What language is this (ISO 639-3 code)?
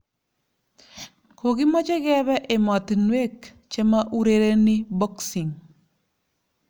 kln